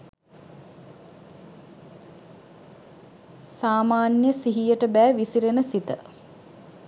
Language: Sinhala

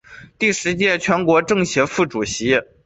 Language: Chinese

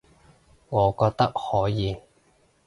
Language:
Cantonese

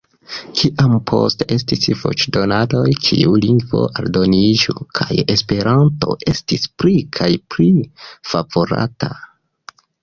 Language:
Esperanto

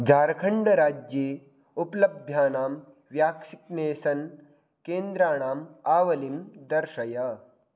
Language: Sanskrit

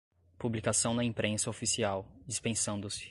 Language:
Portuguese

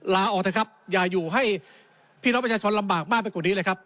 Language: Thai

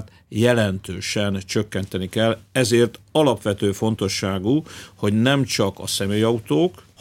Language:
Hungarian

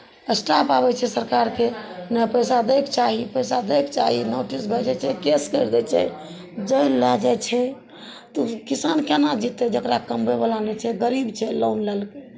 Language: Maithili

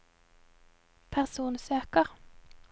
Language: Norwegian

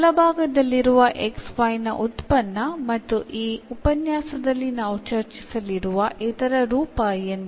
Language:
Kannada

